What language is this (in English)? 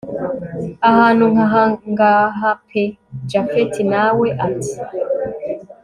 Kinyarwanda